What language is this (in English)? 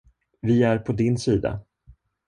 Swedish